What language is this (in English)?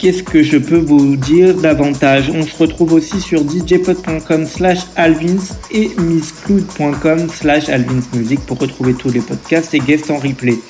French